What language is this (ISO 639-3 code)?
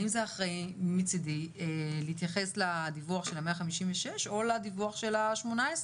heb